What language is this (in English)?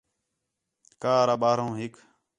Khetrani